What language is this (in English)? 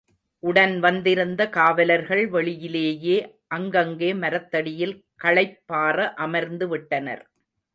Tamil